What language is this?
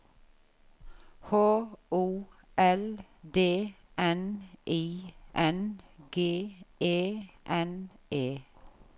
Norwegian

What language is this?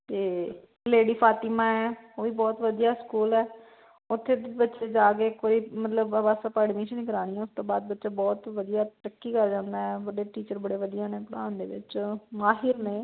Punjabi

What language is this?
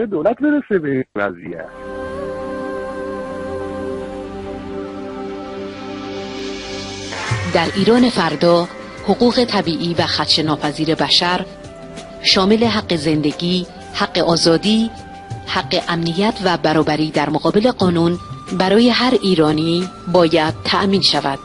Persian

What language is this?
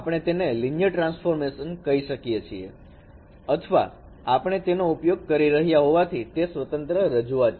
Gujarati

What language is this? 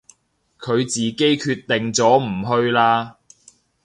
Cantonese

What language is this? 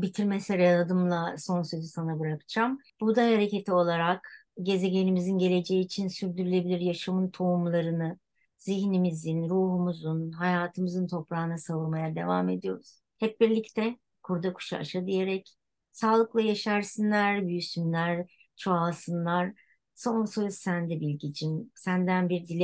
Turkish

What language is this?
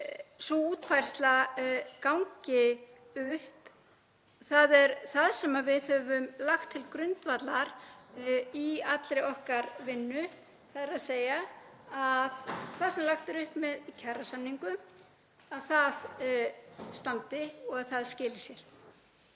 Icelandic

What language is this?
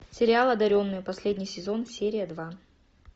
Russian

